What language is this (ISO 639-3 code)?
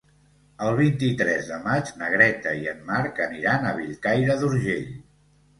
cat